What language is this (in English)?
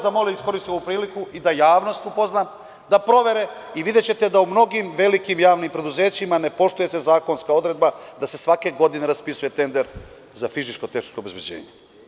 Serbian